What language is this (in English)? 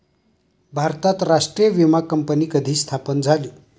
Marathi